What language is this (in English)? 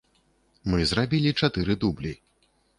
Belarusian